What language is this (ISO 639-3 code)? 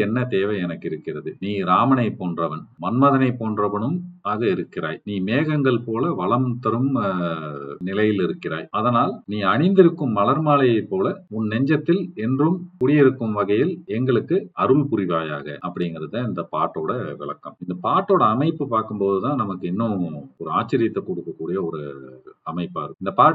tam